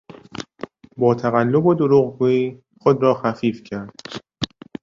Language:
Persian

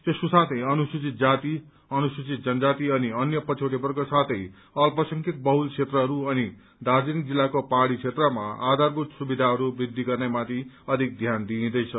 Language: Nepali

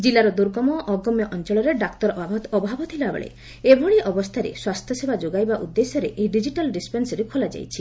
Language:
Odia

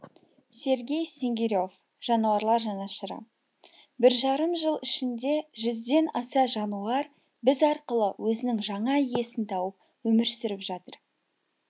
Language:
Kazakh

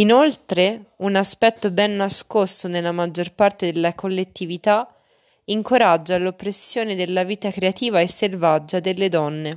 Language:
Italian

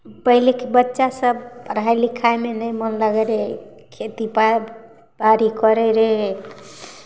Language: Maithili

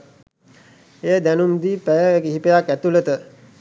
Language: Sinhala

